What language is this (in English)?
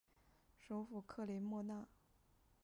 Chinese